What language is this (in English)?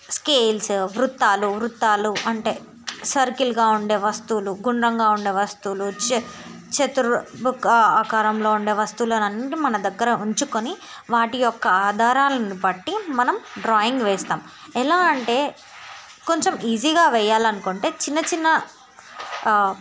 Telugu